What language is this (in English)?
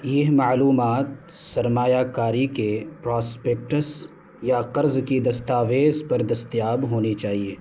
Urdu